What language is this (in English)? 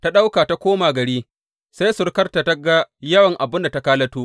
Hausa